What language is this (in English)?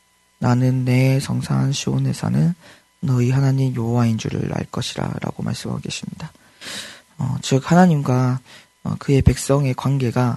Korean